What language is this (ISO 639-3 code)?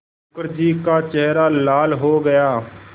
hin